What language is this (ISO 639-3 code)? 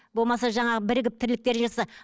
kaz